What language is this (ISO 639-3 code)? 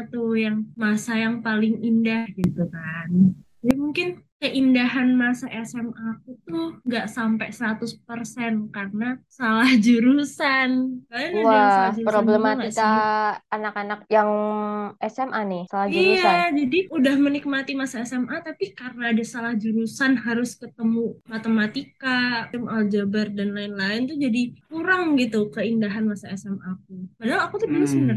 ind